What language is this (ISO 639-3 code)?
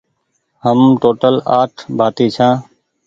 gig